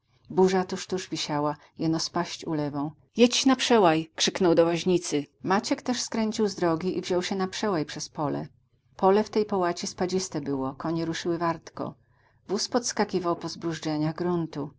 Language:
Polish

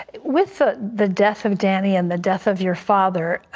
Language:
English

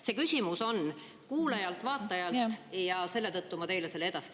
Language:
Estonian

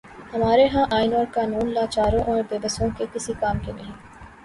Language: Urdu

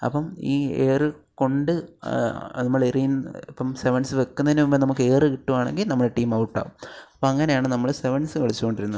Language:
Malayalam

